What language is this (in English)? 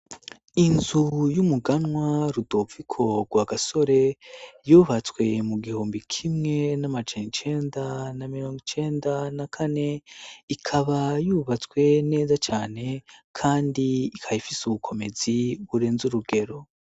Rundi